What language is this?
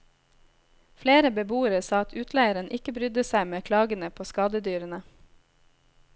Norwegian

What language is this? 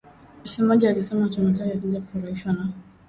Swahili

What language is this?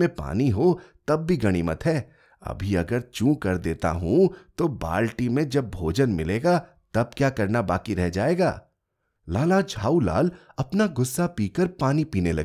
Hindi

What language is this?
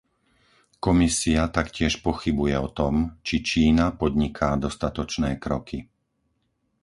Slovak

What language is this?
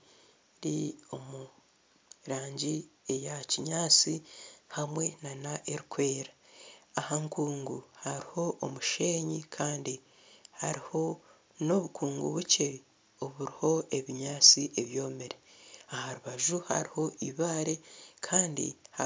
Nyankole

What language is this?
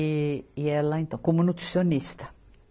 Portuguese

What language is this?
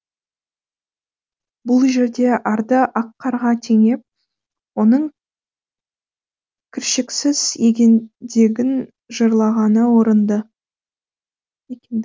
Kazakh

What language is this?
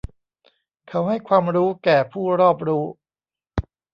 Thai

